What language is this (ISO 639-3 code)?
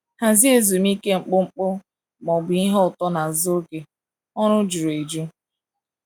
ibo